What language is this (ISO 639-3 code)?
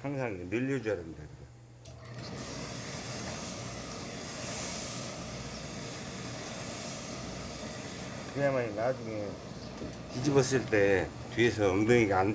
kor